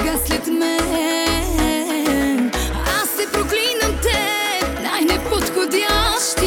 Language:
Bulgarian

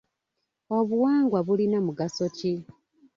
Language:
Ganda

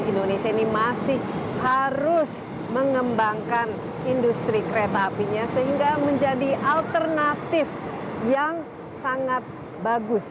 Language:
Indonesian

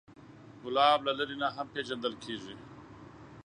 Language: Pashto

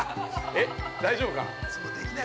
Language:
Japanese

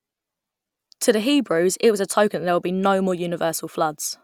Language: English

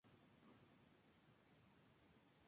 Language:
Spanish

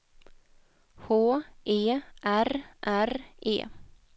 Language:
Swedish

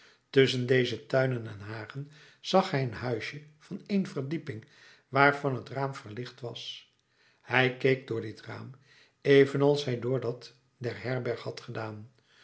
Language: Dutch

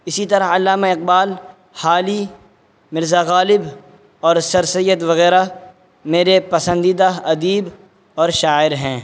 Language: Urdu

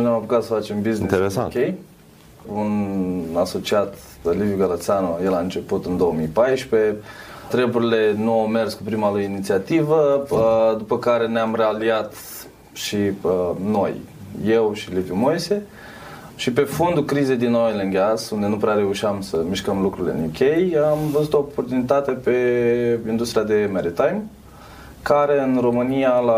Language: Romanian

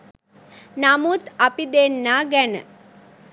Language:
Sinhala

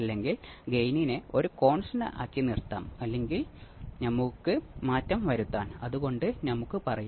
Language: Malayalam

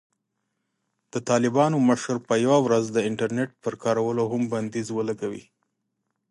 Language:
Pashto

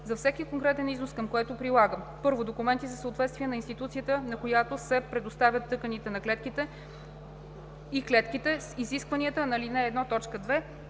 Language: Bulgarian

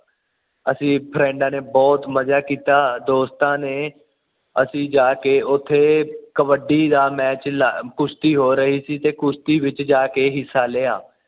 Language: Punjabi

